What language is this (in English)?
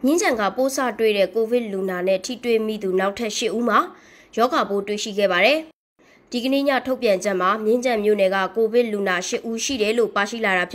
Thai